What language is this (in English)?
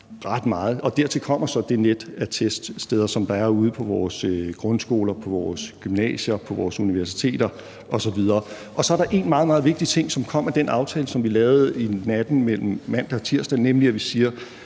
Danish